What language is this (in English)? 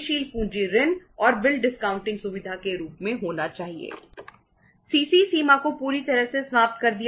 Hindi